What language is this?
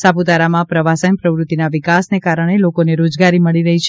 Gujarati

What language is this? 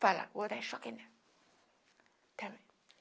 Portuguese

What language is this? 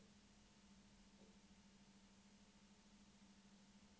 Norwegian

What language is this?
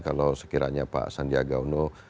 Indonesian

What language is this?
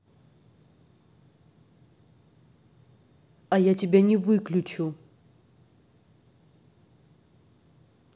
Russian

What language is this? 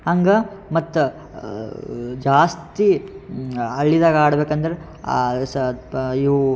Kannada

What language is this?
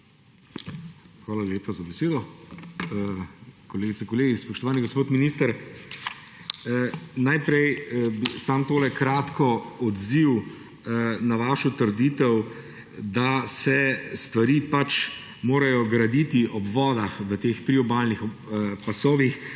Slovenian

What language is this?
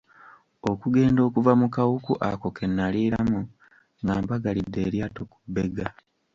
Ganda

